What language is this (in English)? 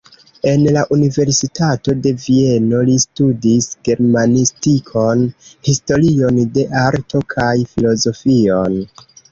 Esperanto